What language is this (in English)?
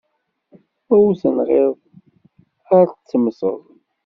Kabyle